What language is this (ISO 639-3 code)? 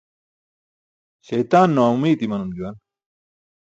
bsk